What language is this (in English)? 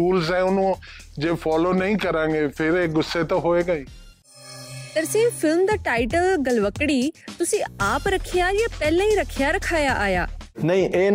Punjabi